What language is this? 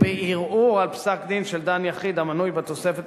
Hebrew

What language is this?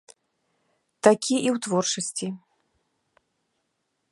Belarusian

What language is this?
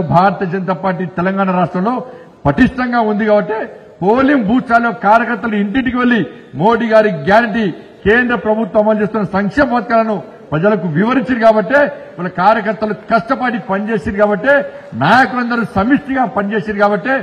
Telugu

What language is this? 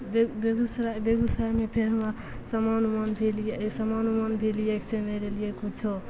Maithili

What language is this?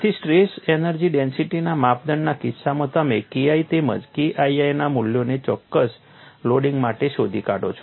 Gujarati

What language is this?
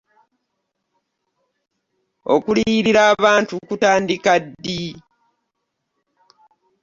Ganda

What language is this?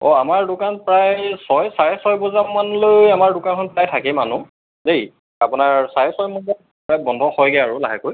Assamese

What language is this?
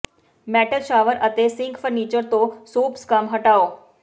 Punjabi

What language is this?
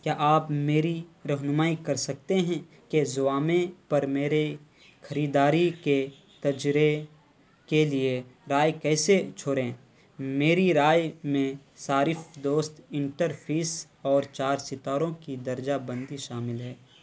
Urdu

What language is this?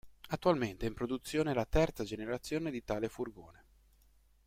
Italian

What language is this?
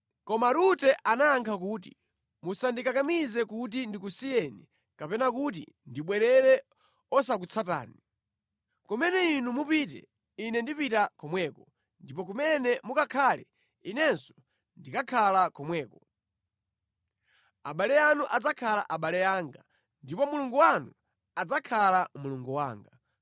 Nyanja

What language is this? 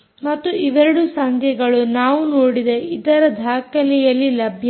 Kannada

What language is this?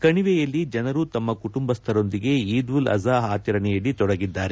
Kannada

